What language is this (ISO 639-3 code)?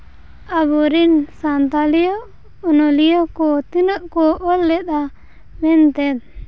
sat